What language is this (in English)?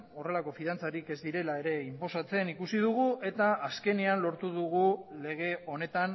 Basque